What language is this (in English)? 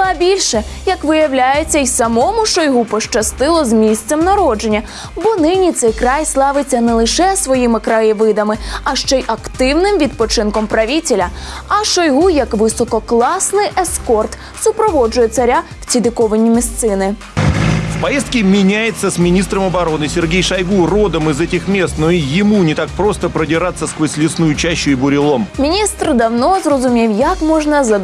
Russian